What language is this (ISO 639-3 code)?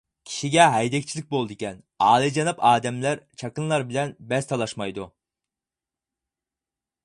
uig